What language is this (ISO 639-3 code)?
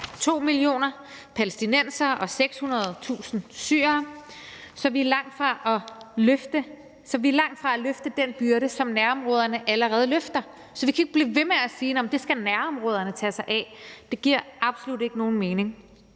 dan